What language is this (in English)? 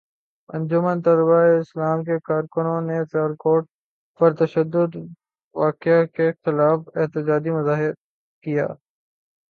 Urdu